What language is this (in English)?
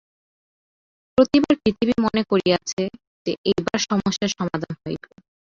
Bangla